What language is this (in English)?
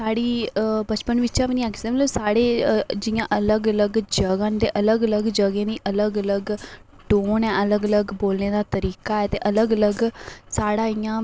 Dogri